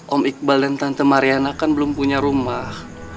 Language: Indonesian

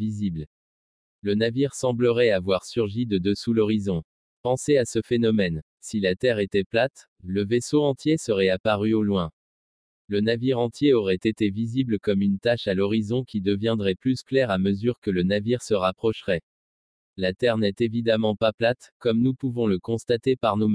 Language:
French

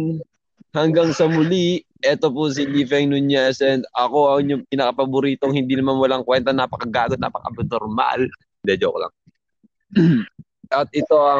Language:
Filipino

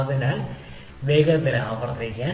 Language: Malayalam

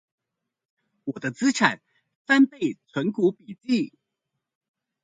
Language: Chinese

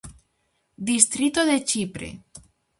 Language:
Galician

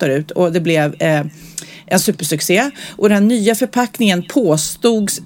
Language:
Swedish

